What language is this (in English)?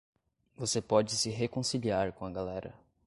Portuguese